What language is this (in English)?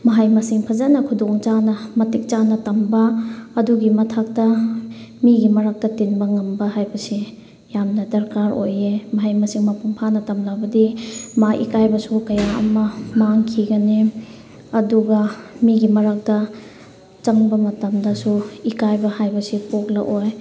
Manipuri